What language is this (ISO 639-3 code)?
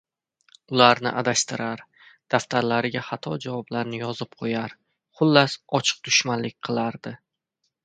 uzb